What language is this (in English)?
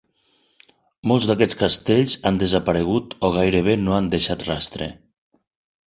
Catalan